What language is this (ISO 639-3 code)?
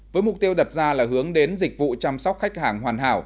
vie